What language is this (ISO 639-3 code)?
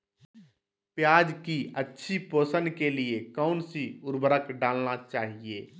mag